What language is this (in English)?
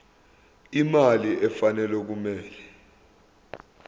Zulu